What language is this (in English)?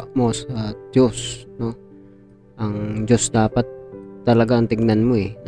Filipino